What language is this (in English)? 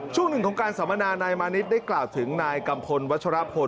Thai